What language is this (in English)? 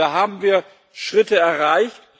German